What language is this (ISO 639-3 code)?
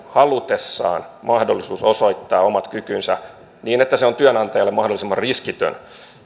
fin